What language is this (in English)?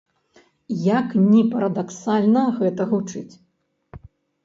Belarusian